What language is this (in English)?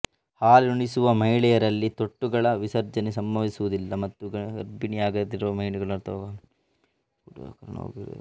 Kannada